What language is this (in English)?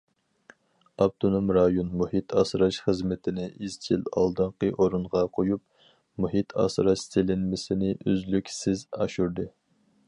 Uyghur